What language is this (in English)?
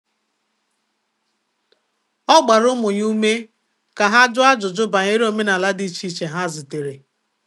Igbo